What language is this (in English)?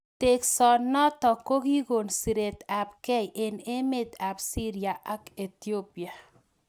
Kalenjin